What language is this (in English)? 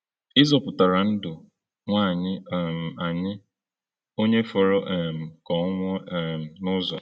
Igbo